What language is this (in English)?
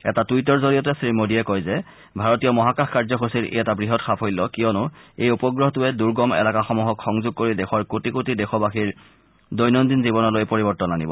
Assamese